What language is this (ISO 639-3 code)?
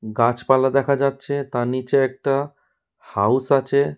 ben